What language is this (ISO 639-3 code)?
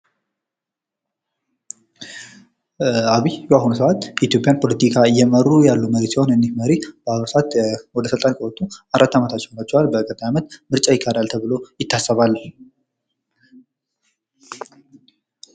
amh